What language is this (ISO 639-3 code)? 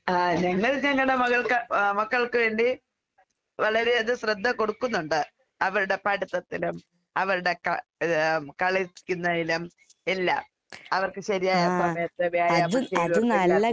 mal